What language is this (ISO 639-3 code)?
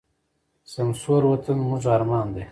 pus